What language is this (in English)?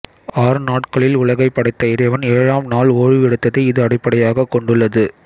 Tamil